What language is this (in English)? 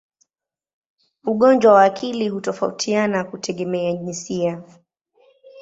Swahili